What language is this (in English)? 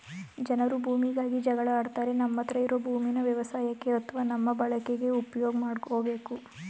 Kannada